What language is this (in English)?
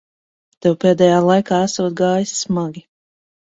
Latvian